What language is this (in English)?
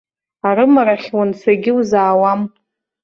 Abkhazian